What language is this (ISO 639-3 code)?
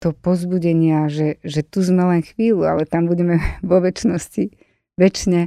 slk